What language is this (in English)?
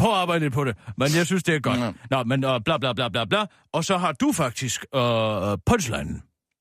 Danish